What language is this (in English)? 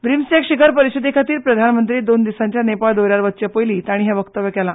Konkani